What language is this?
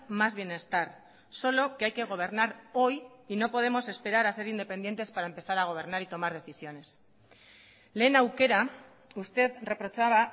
Spanish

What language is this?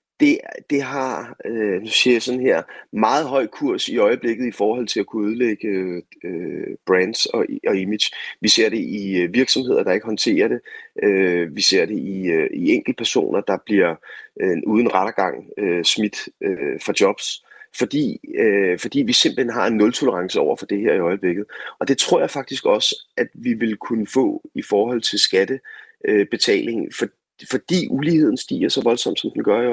Danish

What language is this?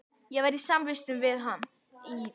Icelandic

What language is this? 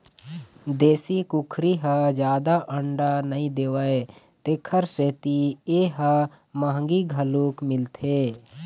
Chhattisgarhi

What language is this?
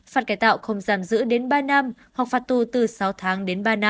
Vietnamese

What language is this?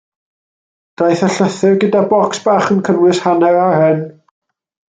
Welsh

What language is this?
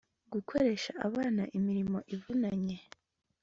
Kinyarwanda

